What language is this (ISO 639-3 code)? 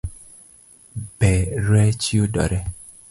luo